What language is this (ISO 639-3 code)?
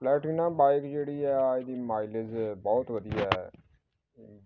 pan